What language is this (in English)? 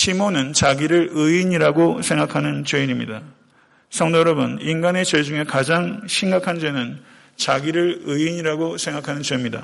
Korean